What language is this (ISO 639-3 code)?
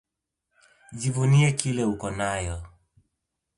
swa